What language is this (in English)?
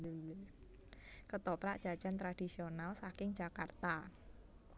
Javanese